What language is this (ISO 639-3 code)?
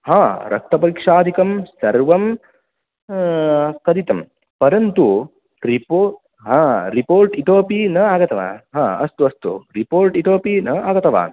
san